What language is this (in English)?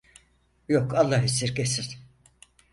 Turkish